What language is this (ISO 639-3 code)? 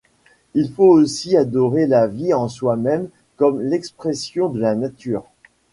fra